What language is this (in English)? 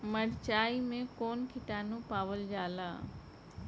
Bhojpuri